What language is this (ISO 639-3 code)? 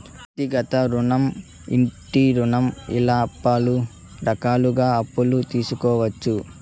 tel